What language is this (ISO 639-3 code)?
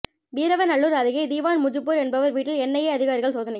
tam